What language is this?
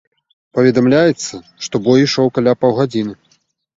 Belarusian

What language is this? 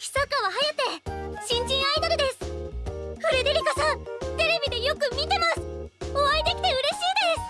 Japanese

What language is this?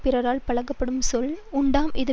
Tamil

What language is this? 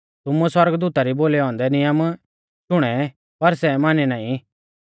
Mahasu Pahari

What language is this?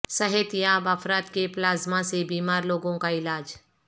Urdu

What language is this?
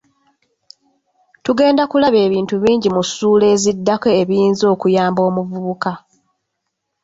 Ganda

